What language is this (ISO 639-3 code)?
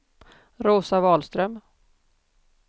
swe